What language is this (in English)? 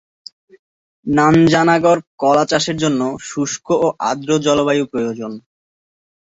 Bangla